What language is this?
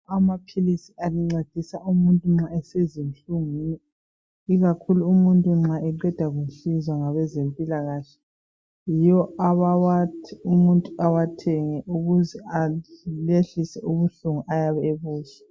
North Ndebele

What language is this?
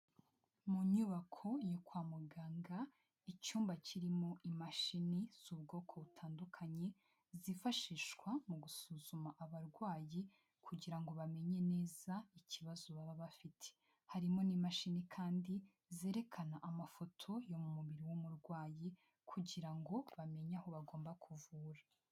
Kinyarwanda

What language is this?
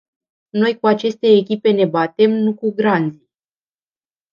Romanian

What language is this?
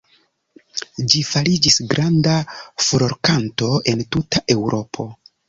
Esperanto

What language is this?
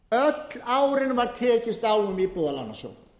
Icelandic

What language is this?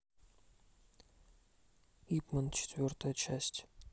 Russian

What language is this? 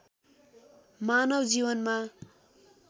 Nepali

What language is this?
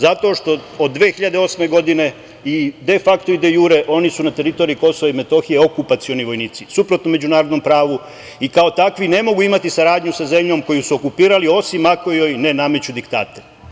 Serbian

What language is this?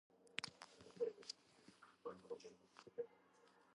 Georgian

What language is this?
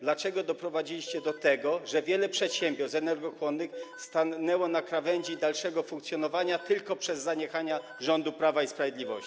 Polish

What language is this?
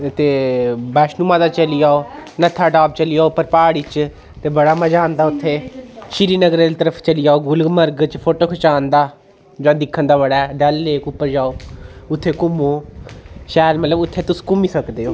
Dogri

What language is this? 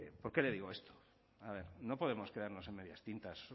Spanish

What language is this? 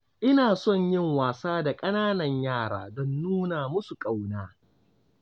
Hausa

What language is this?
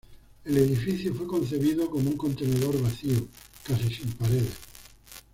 Spanish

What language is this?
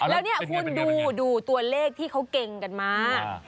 Thai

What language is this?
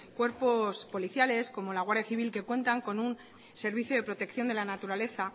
Spanish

